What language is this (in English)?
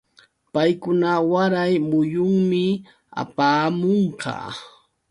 Yauyos Quechua